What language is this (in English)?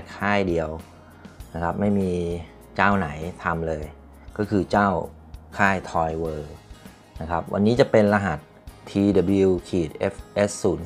Thai